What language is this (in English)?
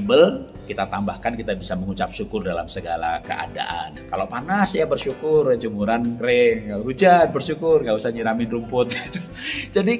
Indonesian